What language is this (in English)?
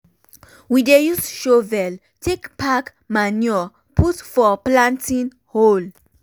Nigerian Pidgin